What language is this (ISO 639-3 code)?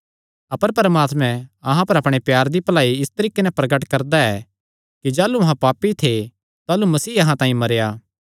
xnr